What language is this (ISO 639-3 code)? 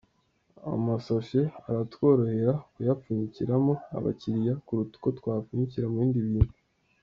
kin